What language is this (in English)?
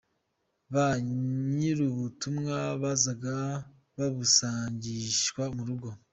Kinyarwanda